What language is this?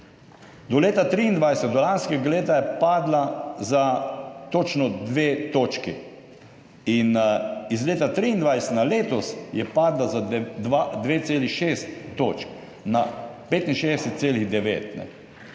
Slovenian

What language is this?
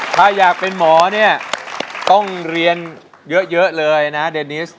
Thai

